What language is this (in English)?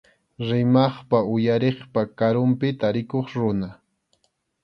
Arequipa-La Unión Quechua